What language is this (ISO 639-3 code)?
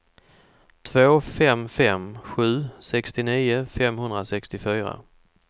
swe